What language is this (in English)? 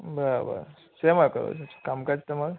Gujarati